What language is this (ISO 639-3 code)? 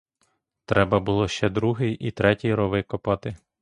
ukr